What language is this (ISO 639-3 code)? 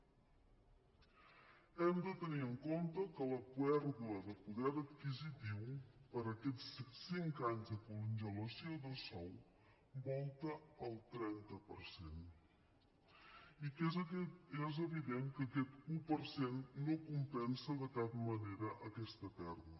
cat